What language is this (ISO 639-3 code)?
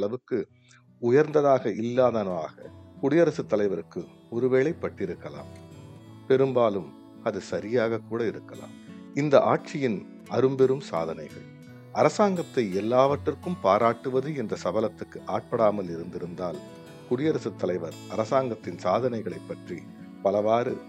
tam